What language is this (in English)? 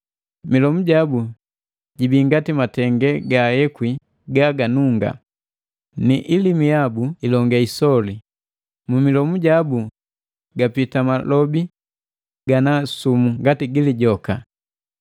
Matengo